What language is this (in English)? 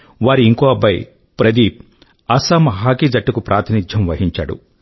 Telugu